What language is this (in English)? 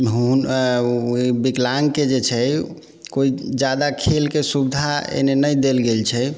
Maithili